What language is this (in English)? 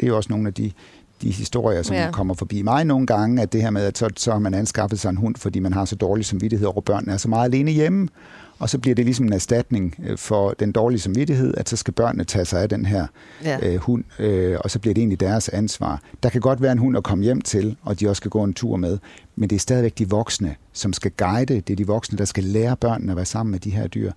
Danish